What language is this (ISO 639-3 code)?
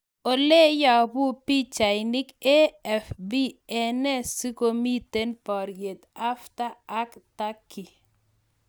kln